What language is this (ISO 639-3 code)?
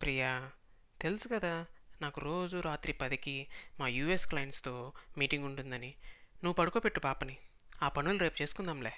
tel